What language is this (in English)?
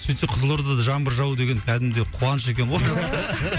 Kazakh